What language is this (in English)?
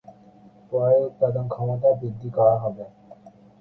Bangla